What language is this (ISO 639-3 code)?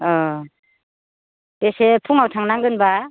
brx